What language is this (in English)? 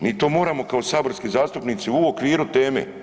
Croatian